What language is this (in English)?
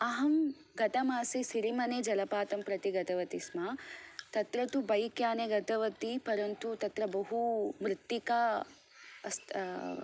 Sanskrit